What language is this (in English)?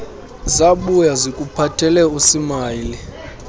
Xhosa